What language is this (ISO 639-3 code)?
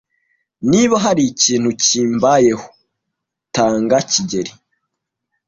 kin